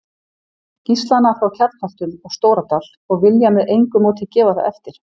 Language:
Icelandic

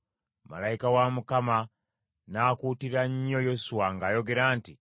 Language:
Ganda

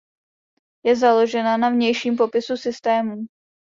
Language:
Czech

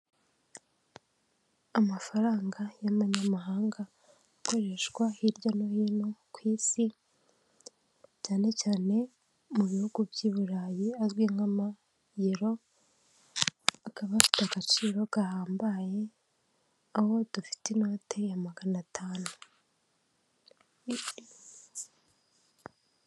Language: Kinyarwanda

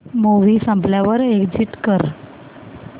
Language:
Marathi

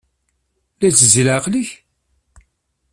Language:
Kabyle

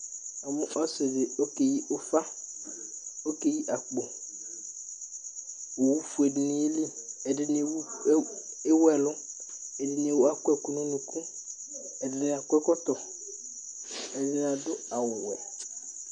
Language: Ikposo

